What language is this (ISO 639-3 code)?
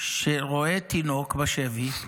heb